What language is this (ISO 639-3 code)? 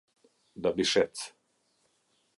sqi